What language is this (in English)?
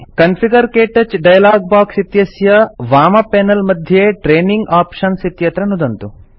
Sanskrit